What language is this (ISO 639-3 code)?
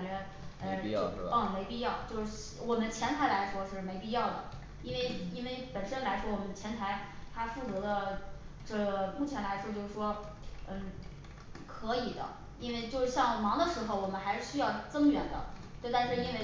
zho